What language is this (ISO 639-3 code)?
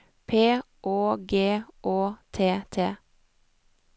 nor